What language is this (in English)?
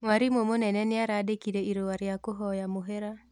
Kikuyu